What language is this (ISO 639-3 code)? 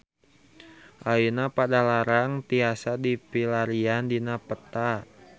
sun